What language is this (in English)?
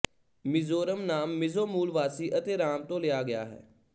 Punjabi